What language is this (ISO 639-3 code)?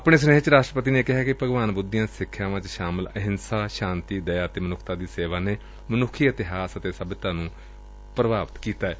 pan